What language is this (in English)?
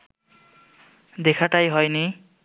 Bangla